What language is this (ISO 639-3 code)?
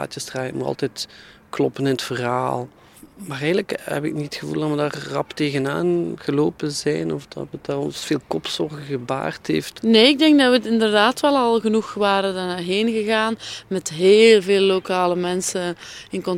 nld